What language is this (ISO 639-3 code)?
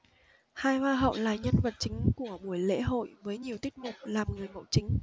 vie